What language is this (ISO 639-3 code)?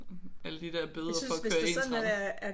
dan